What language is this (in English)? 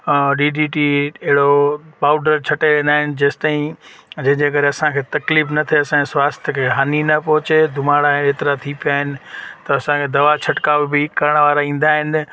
Sindhi